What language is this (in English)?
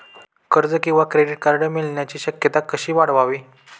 Marathi